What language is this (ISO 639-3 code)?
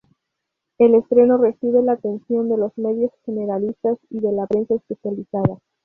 spa